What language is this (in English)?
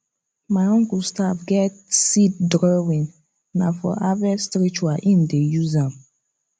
Nigerian Pidgin